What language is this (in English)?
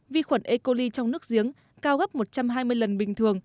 Vietnamese